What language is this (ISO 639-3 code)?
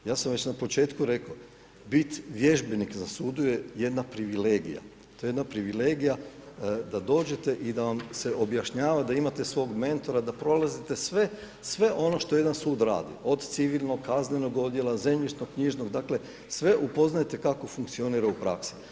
hrv